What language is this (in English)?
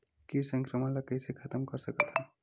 Chhattisgarhi